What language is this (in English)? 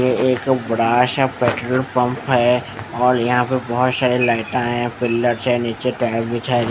Hindi